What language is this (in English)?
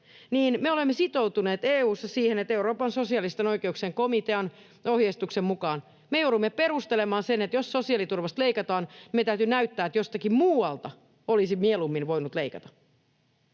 Finnish